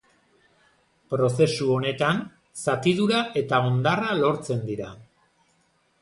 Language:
Basque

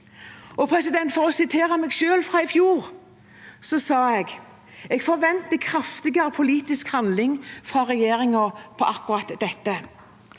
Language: Norwegian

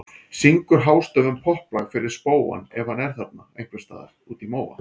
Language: Icelandic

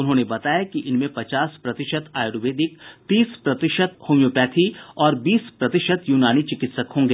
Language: Hindi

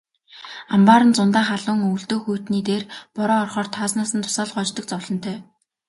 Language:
Mongolian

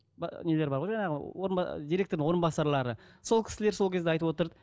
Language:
Kazakh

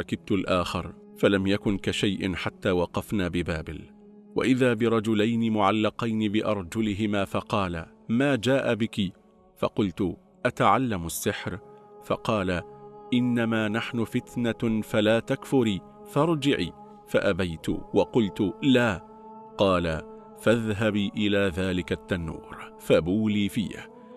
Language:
Arabic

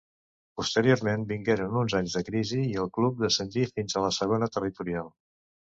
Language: Catalan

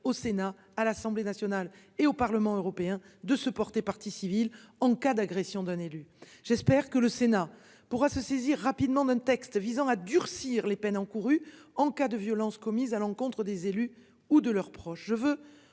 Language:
French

